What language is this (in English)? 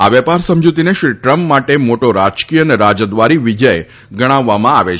Gujarati